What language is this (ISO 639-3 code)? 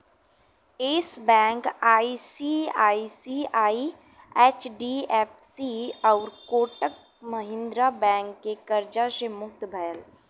bho